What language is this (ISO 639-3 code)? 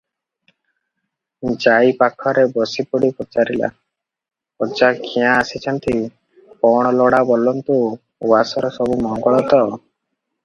ori